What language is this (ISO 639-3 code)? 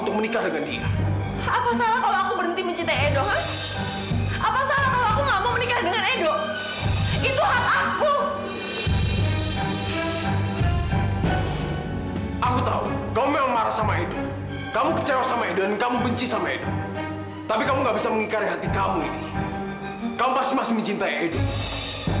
ind